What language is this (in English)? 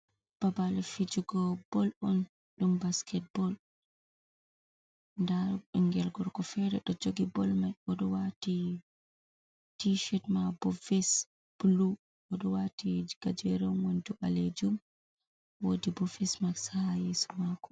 Fula